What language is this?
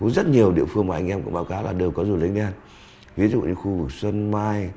Vietnamese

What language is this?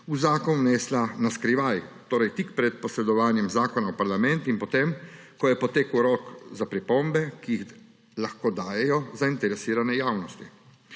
Slovenian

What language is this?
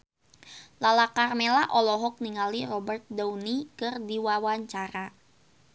Sundanese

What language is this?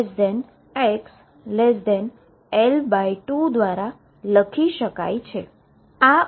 Gujarati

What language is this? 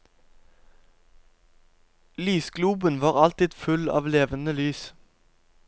Norwegian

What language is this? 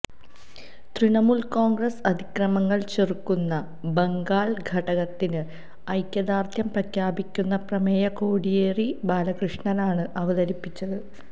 Malayalam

